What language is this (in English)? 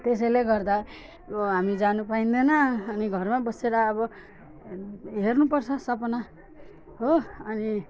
Nepali